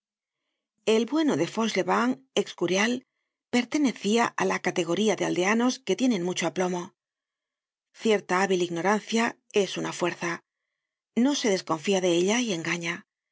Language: Spanish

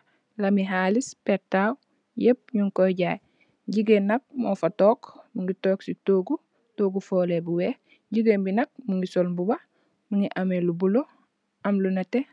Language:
Wolof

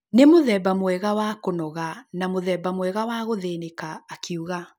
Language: Kikuyu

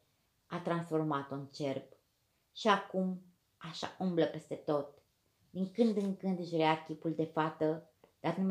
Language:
Romanian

